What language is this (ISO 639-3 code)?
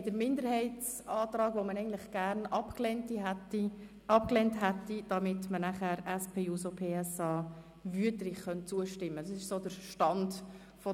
gsw